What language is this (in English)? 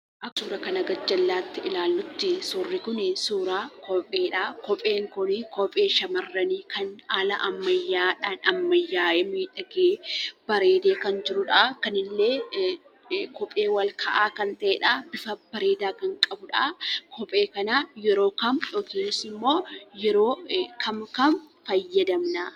Oromo